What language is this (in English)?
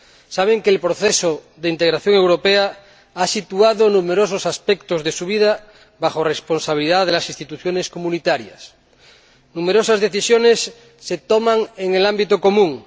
Spanish